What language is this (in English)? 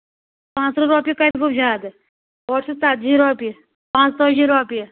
Kashmiri